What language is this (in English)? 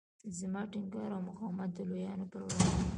Pashto